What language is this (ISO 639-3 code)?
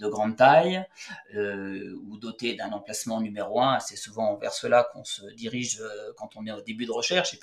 fra